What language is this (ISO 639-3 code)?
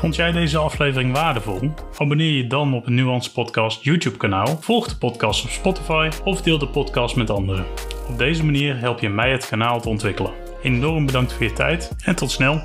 nld